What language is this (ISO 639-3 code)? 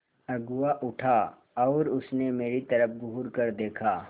hin